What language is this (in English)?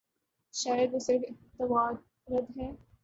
Urdu